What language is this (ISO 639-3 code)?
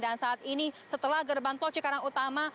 ind